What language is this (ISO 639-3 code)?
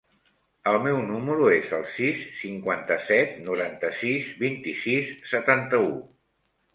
cat